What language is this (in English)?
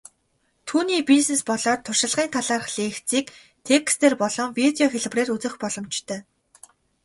Mongolian